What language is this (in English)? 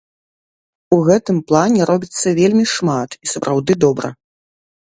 Belarusian